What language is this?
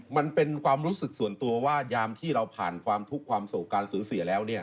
Thai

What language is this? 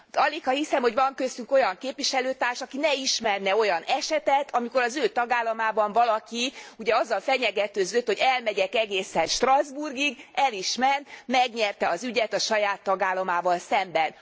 Hungarian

